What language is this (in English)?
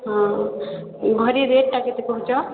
Odia